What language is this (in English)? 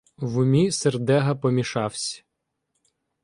Ukrainian